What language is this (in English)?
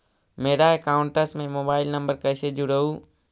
Magahi